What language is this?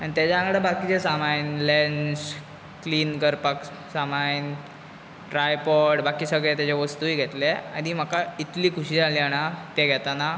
Konkani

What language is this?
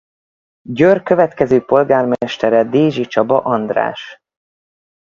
Hungarian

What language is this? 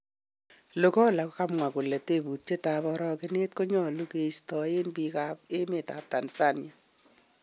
Kalenjin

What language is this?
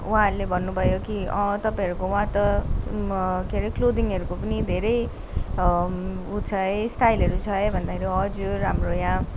Nepali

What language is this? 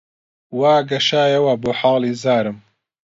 Central Kurdish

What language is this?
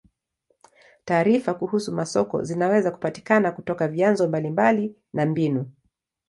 Swahili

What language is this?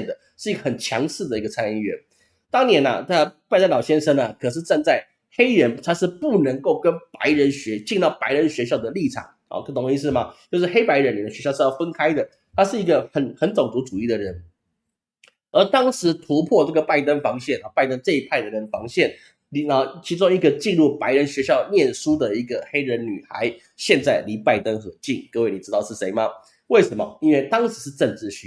Chinese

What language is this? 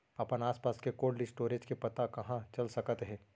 Chhattisgarhi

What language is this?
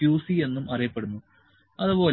Malayalam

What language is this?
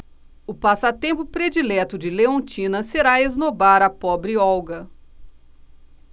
Portuguese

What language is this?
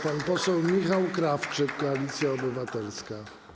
Polish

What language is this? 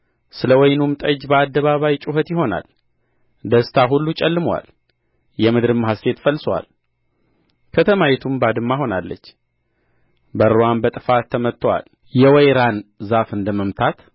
Amharic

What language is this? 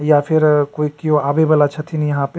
Maithili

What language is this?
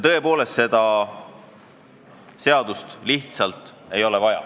Estonian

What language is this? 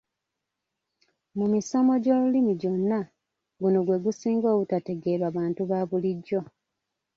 Ganda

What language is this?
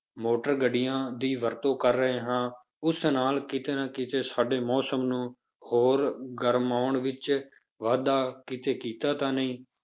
Punjabi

